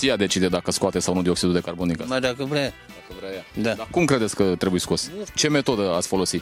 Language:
Romanian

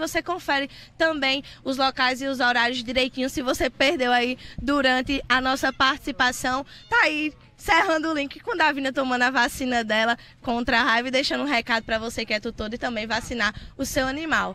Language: Portuguese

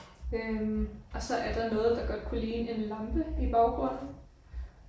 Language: Danish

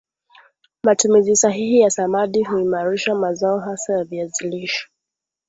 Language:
Swahili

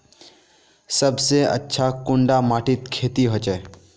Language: Magahi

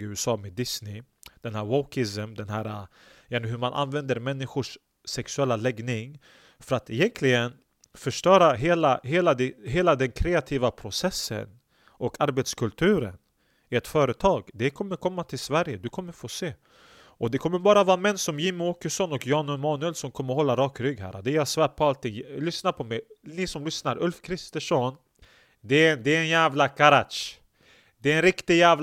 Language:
Swedish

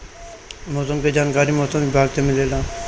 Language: Bhojpuri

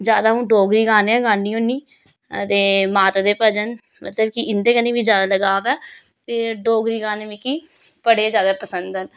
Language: Dogri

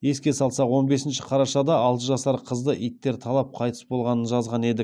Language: Kazakh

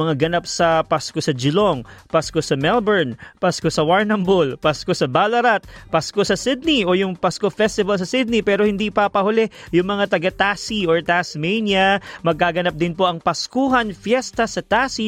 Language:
Filipino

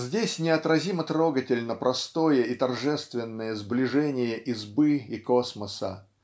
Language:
Russian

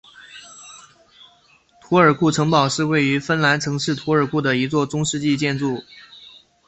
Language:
Chinese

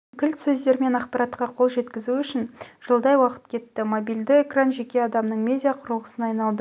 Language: Kazakh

